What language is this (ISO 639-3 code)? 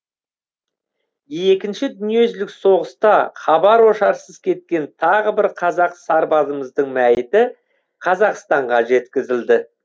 kaz